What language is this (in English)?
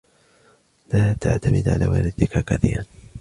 Arabic